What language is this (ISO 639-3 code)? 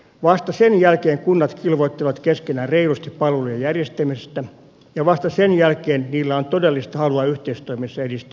fin